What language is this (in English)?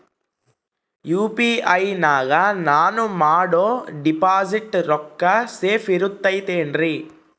Kannada